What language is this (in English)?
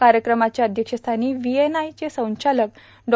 Marathi